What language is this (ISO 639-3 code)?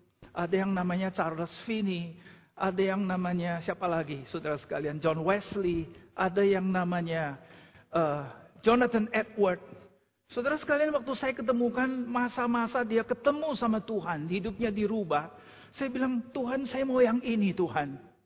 ind